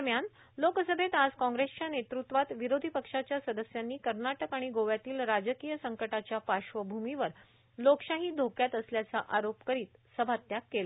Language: Marathi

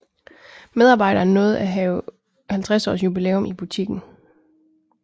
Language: Danish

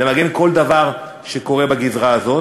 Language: Hebrew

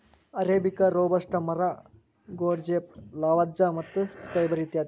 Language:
Kannada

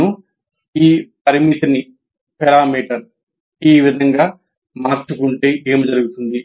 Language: Telugu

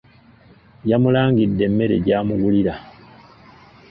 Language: Ganda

